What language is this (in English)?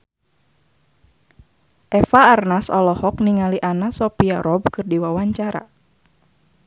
Sundanese